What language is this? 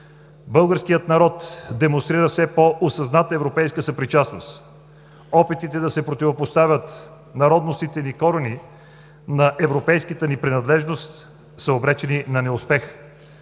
Bulgarian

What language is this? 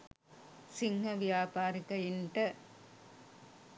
Sinhala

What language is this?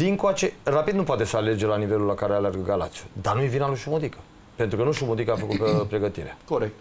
Romanian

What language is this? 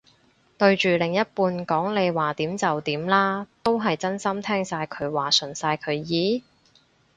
Cantonese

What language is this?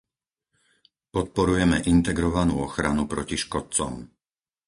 Slovak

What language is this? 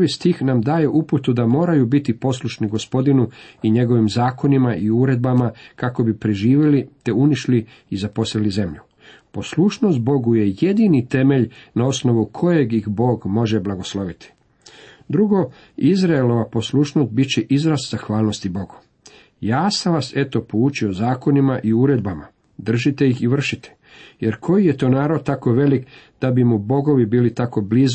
Croatian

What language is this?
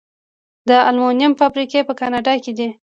Pashto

